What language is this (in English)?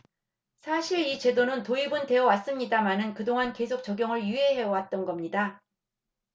Korean